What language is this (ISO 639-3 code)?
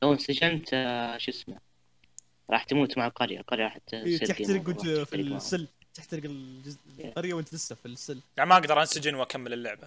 ara